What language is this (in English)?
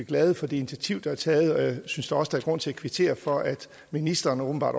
Danish